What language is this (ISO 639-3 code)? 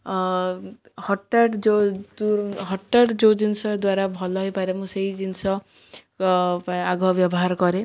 ori